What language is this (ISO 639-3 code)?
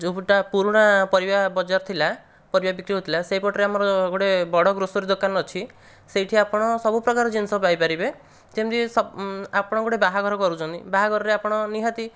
ori